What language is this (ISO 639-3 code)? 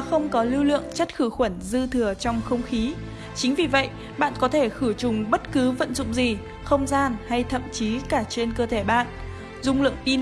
vie